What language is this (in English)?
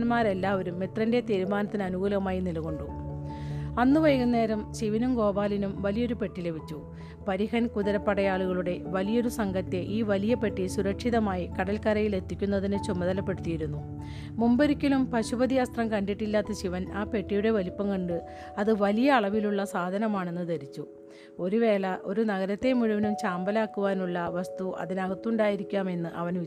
Malayalam